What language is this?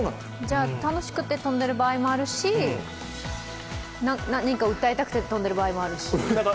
Japanese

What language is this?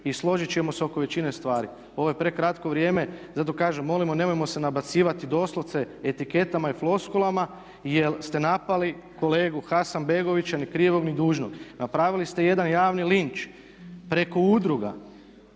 Croatian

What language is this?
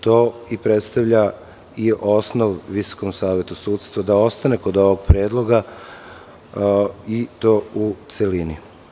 Serbian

